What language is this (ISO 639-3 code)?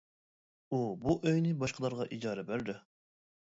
uig